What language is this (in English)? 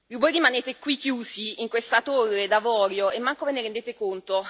Italian